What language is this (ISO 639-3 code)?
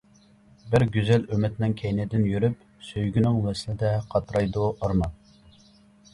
uig